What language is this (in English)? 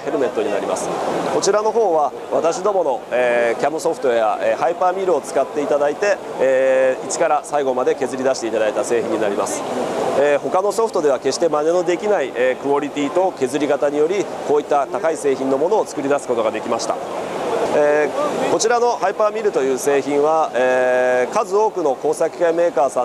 Japanese